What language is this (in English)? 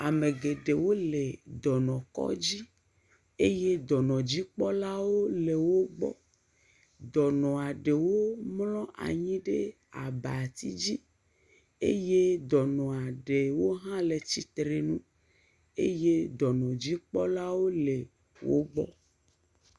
Ewe